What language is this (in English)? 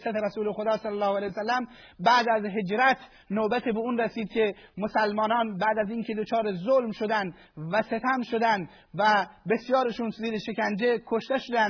Persian